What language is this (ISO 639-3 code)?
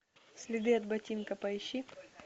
rus